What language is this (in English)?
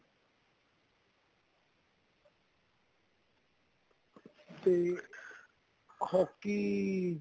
Punjabi